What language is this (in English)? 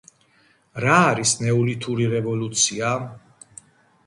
Georgian